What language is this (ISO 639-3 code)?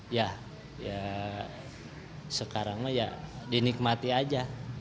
ind